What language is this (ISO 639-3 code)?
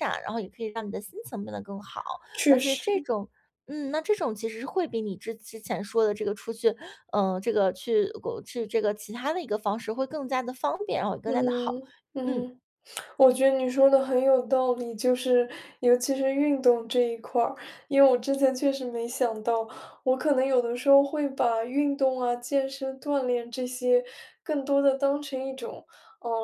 zho